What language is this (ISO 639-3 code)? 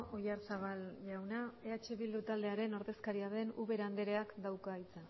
eus